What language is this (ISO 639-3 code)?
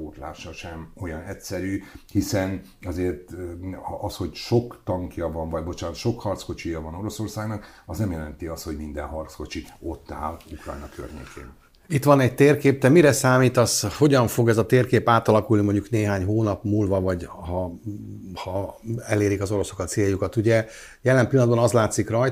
hun